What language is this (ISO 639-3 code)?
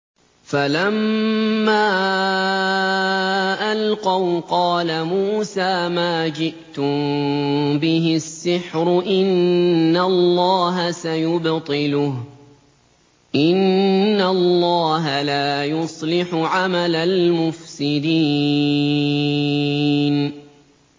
ara